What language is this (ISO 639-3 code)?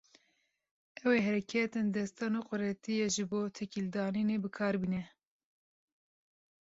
kur